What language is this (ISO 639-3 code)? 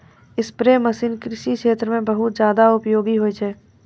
mai